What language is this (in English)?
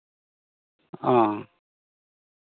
Santali